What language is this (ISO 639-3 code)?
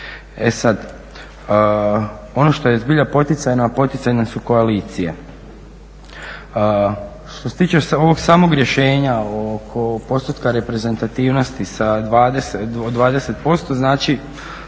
hrv